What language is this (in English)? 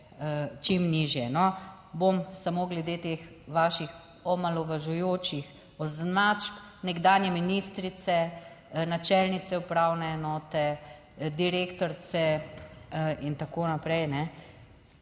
Slovenian